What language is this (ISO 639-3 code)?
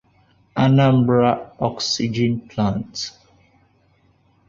ibo